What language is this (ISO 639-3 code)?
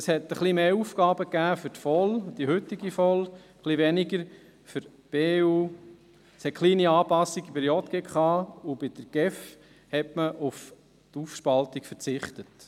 gsw